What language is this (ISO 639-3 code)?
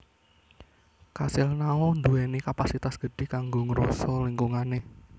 jav